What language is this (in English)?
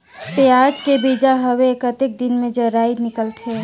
Chhattisgarhi